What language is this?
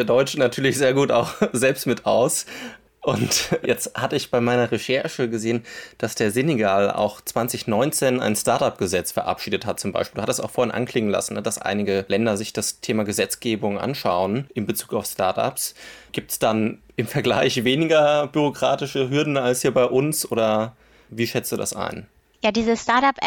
German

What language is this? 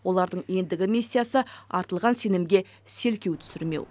Kazakh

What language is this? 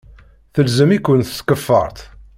Kabyle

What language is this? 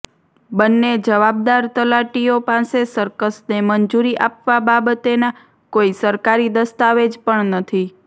Gujarati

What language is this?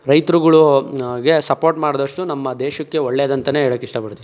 Kannada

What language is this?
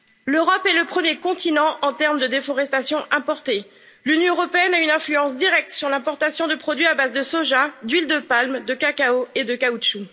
French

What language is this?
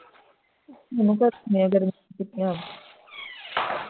Punjabi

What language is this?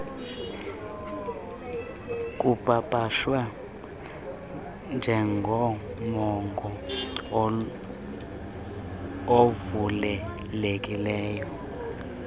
Xhosa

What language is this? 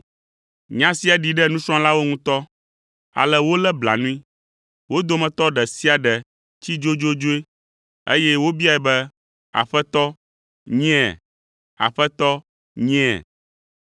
Ewe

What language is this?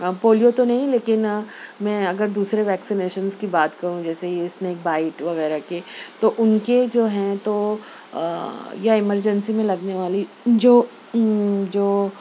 Urdu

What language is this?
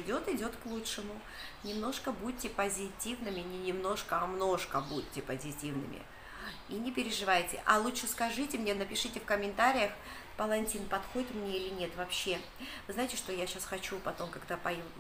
Russian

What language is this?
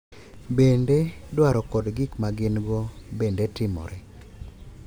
Luo (Kenya and Tanzania)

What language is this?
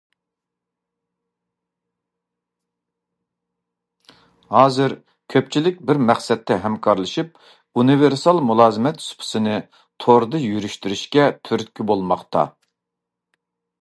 Uyghur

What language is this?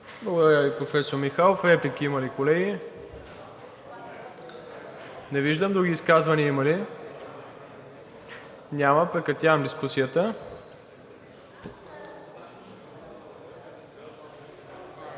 Bulgarian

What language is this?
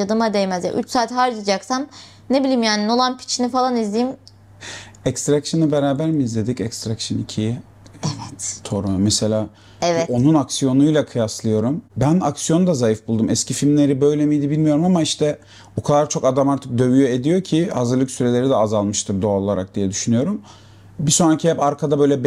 Turkish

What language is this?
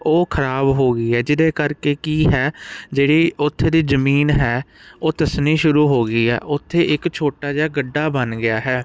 Punjabi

